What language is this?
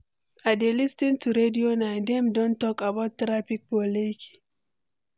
Nigerian Pidgin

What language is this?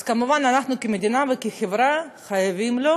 Hebrew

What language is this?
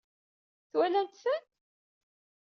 Kabyle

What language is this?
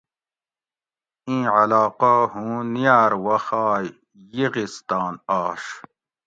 Gawri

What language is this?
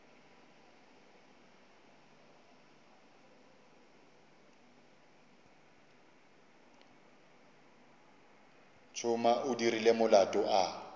Northern Sotho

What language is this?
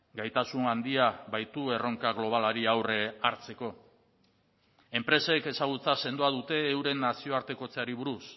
Basque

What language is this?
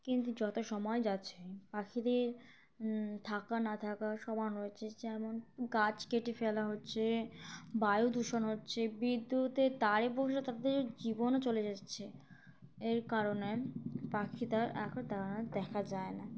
Bangla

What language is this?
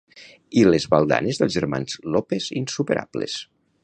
Catalan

